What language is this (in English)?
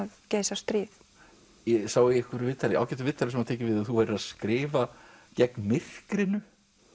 Icelandic